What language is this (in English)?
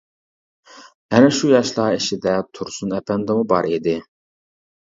Uyghur